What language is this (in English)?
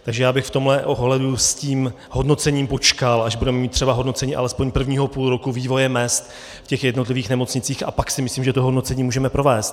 Czech